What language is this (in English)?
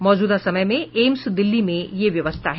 Hindi